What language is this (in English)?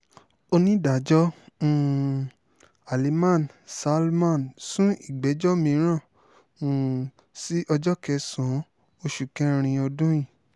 Yoruba